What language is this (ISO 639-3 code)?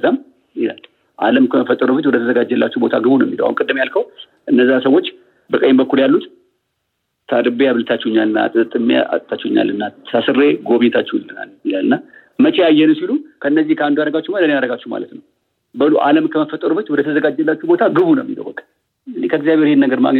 amh